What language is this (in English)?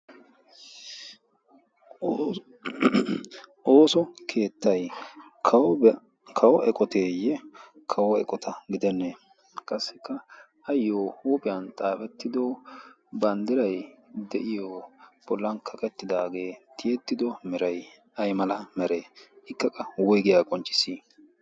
Wolaytta